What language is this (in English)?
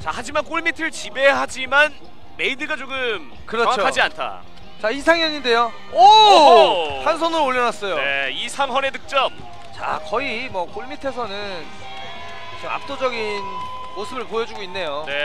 Korean